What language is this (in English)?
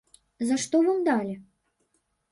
Belarusian